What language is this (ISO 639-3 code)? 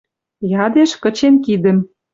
mrj